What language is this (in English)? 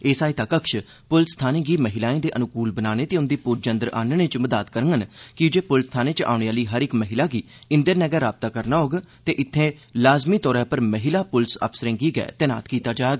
Dogri